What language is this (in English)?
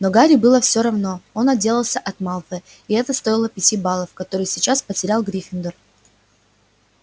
Russian